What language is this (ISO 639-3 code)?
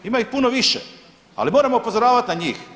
hrv